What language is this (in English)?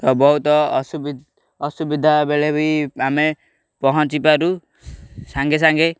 Odia